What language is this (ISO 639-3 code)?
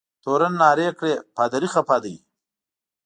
pus